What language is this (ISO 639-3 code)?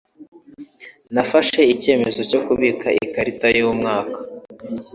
kin